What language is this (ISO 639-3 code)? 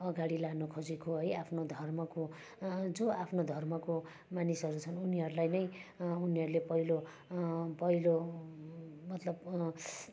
nep